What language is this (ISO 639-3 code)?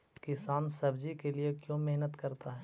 mag